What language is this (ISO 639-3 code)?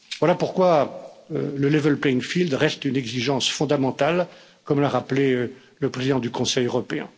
fra